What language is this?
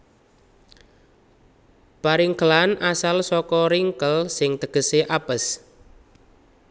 Javanese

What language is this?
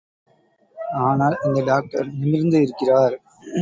Tamil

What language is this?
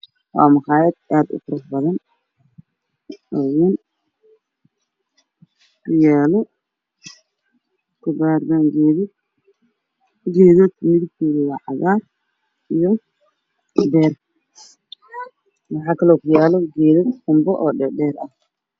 Somali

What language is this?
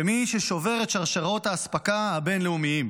Hebrew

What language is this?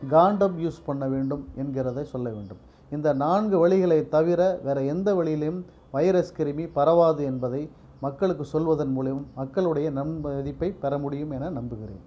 Tamil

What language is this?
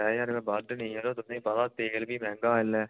Dogri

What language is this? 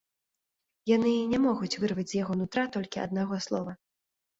Belarusian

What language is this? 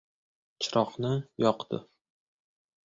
Uzbek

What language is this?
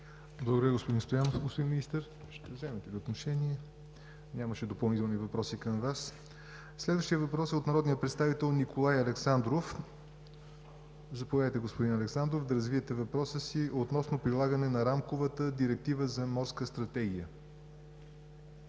Bulgarian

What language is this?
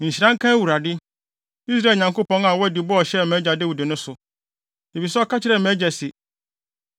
Akan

